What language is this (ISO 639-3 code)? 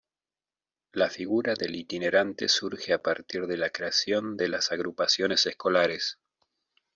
spa